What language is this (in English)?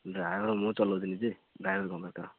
Odia